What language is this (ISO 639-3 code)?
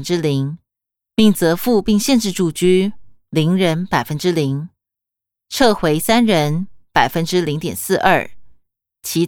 zho